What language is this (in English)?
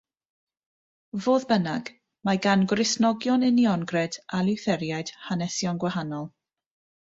Welsh